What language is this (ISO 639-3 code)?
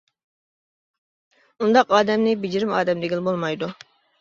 uig